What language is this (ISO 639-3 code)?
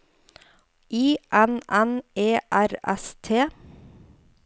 nor